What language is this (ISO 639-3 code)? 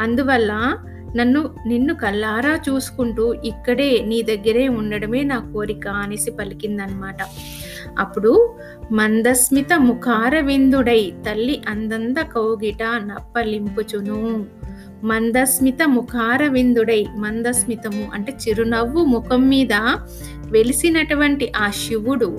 tel